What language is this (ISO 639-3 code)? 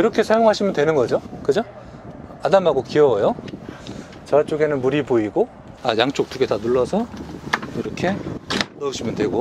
kor